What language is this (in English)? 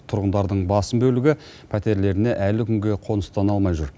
Kazakh